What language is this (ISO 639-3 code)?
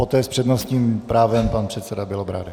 ces